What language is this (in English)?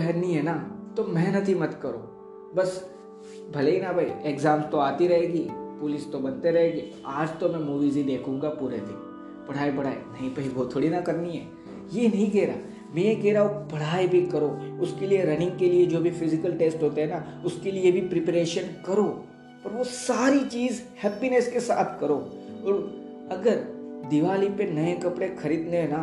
Hindi